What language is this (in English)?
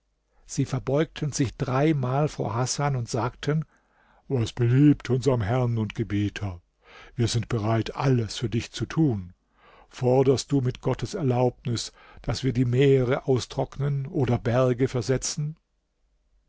German